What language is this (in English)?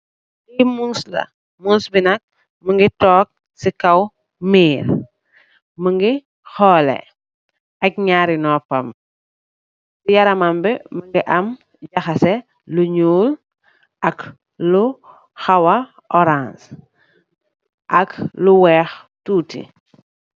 Wolof